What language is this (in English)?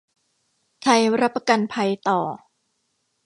Thai